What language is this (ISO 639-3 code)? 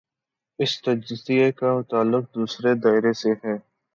urd